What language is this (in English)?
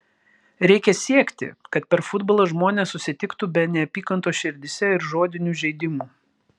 Lithuanian